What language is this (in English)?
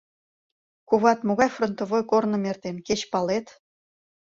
Mari